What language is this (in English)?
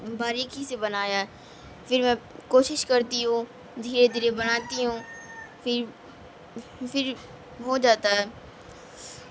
Urdu